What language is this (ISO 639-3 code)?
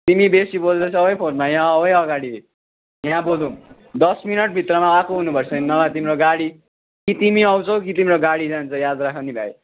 nep